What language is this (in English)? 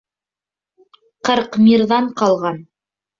Bashkir